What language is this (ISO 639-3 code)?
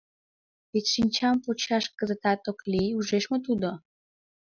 chm